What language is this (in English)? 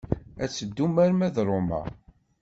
Kabyle